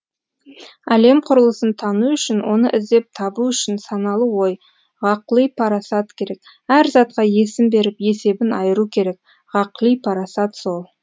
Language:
Kazakh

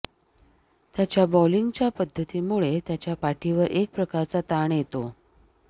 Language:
Marathi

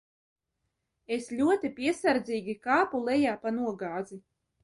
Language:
Latvian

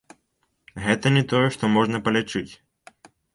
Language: Belarusian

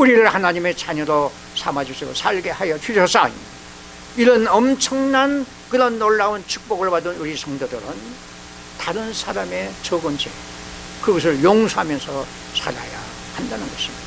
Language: Korean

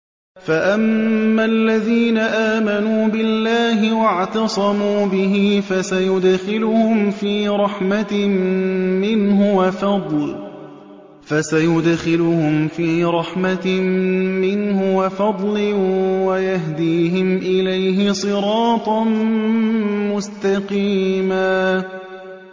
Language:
Arabic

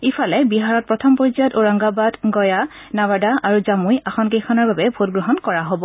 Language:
Assamese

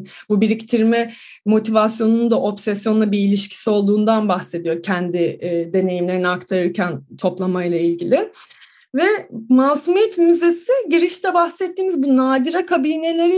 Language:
Turkish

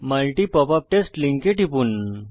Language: Bangla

